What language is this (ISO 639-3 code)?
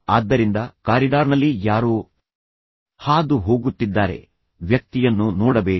kan